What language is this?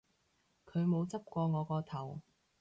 Cantonese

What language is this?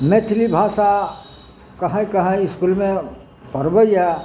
Maithili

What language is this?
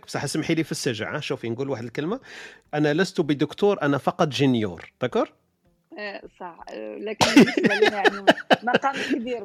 Arabic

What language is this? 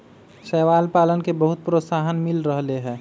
Magahi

